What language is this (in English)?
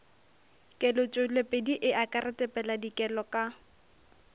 Northern Sotho